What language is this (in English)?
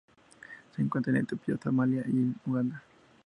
Spanish